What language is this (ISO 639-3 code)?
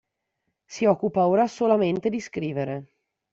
ita